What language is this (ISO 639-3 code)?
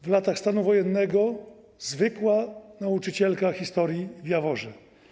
pol